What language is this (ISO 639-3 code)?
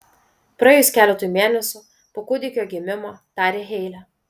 lit